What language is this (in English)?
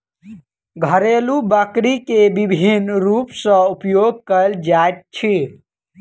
Maithili